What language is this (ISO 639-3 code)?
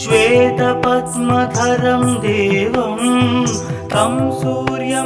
hin